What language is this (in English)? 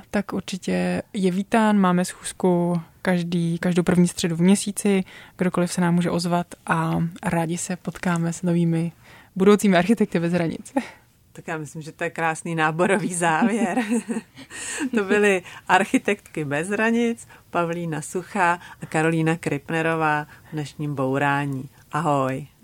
Czech